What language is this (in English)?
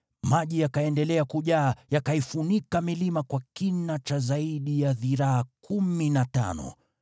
Swahili